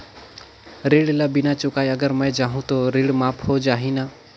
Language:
Chhattisgarhi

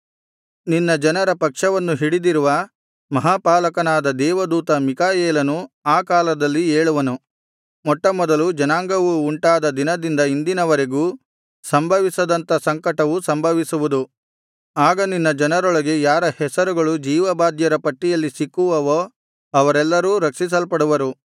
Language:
Kannada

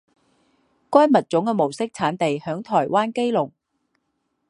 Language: Chinese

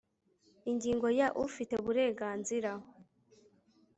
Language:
Kinyarwanda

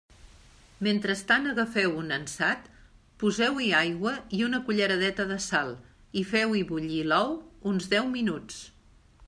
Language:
Catalan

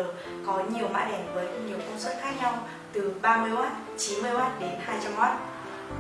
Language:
Vietnamese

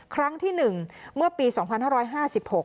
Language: Thai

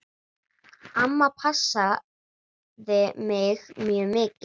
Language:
Icelandic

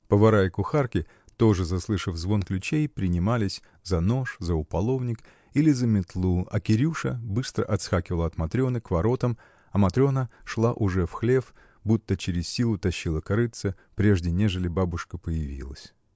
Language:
Russian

